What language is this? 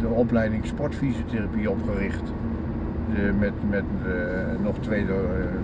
Dutch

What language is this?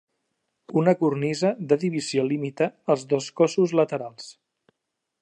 Catalan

